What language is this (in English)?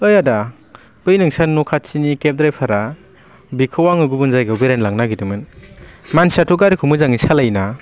Bodo